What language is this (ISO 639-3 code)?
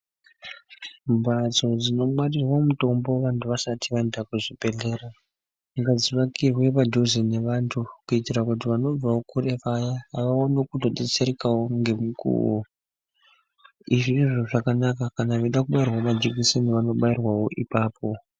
ndc